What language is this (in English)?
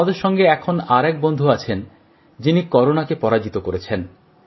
Bangla